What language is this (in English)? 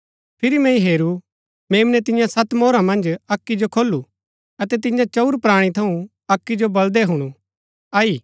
Gaddi